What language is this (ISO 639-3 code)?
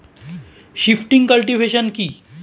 ben